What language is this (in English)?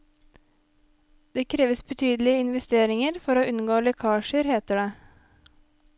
Norwegian